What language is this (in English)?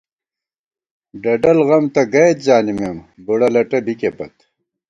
Gawar-Bati